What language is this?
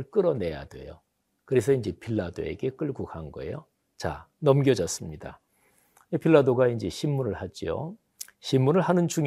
Korean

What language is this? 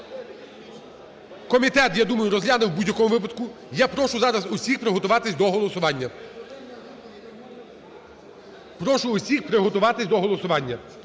Ukrainian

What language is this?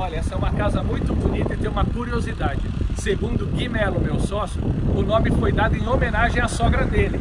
Portuguese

